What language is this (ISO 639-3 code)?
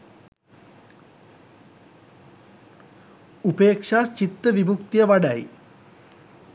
sin